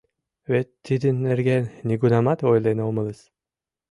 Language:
Mari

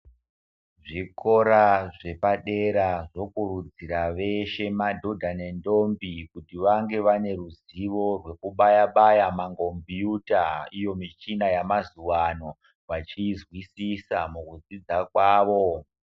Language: Ndau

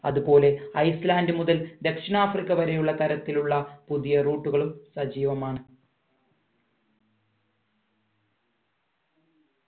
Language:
Malayalam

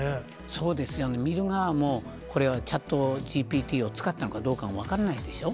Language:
Japanese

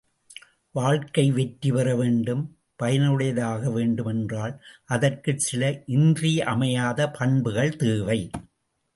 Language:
Tamil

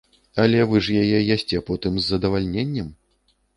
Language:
Belarusian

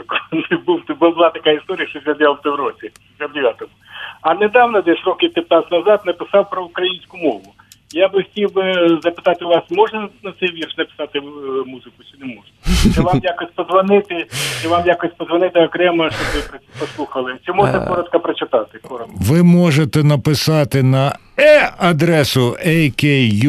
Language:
Ukrainian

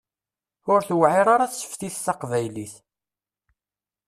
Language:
Kabyle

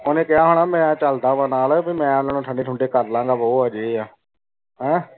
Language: Punjabi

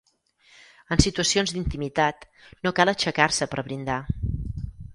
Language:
Catalan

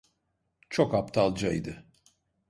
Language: Turkish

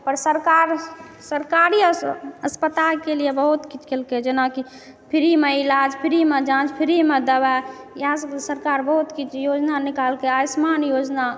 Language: Maithili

